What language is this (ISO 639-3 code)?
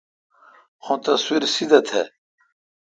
xka